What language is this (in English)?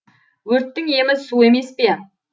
Kazakh